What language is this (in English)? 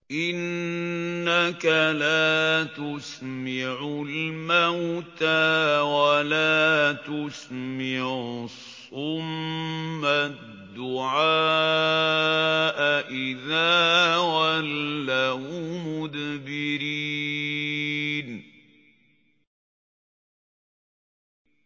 Arabic